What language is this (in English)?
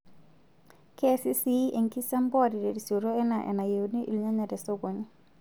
Masai